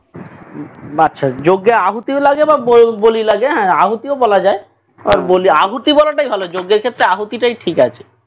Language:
Bangla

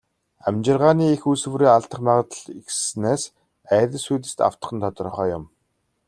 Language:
Mongolian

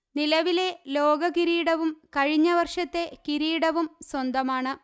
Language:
Malayalam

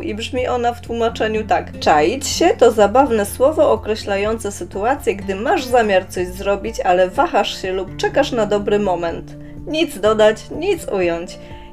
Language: Polish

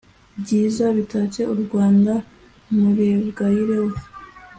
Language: Kinyarwanda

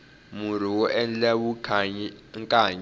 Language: Tsonga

